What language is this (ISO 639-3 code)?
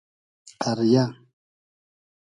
haz